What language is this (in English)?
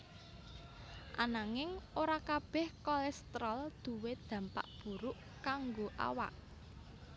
Javanese